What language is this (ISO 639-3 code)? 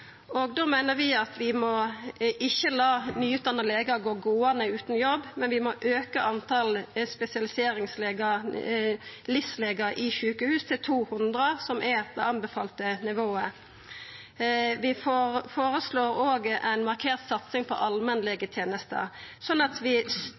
nno